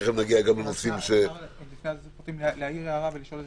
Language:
Hebrew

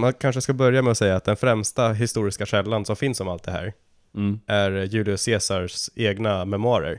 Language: Swedish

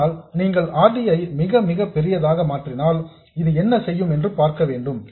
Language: Tamil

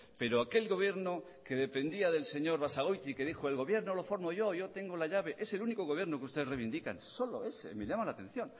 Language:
Spanish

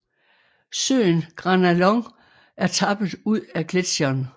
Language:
Danish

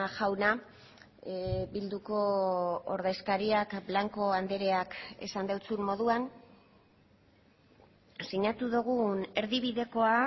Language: Basque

